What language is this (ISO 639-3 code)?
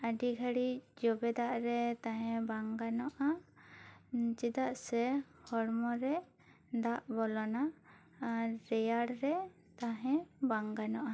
sat